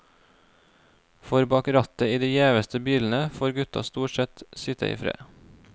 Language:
Norwegian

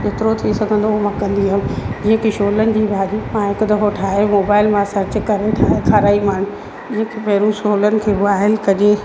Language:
Sindhi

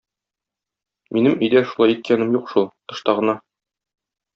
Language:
Tatar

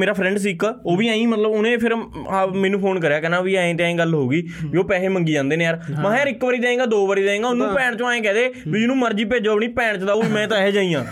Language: Punjabi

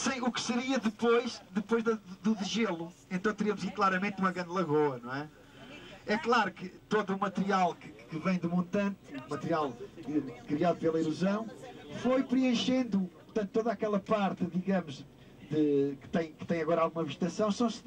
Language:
Portuguese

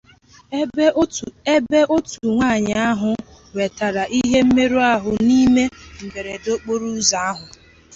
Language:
Igbo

